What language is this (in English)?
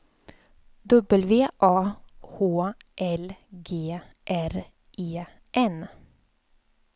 Swedish